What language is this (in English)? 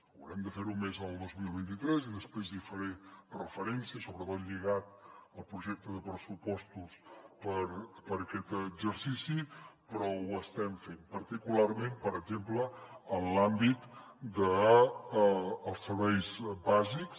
Catalan